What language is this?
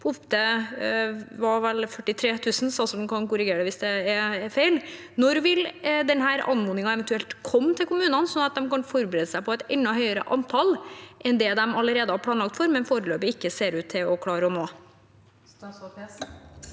Norwegian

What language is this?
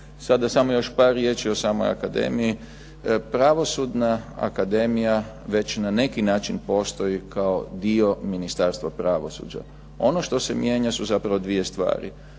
Croatian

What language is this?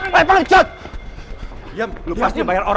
Indonesian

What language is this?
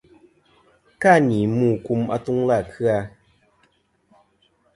Kom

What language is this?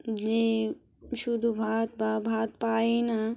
Bangla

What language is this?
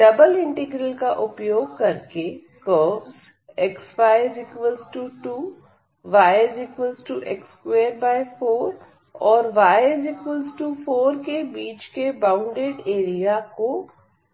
Hindi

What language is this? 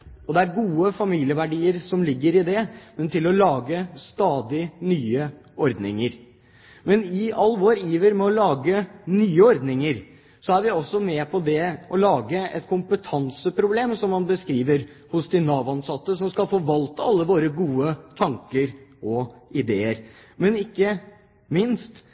Norwegian Bokmål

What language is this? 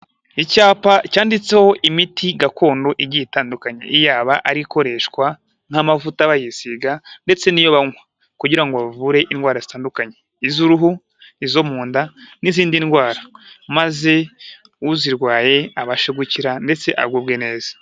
Kinyarwanda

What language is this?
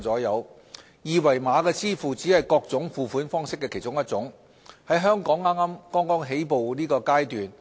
Cantonese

